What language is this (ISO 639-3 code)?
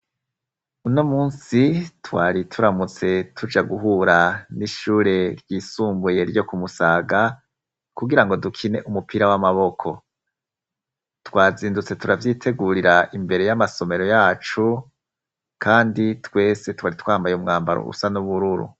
run